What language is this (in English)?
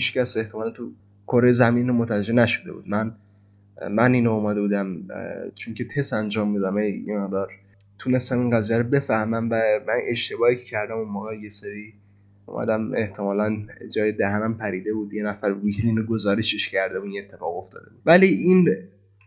Persian